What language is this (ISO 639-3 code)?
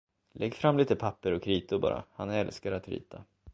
swe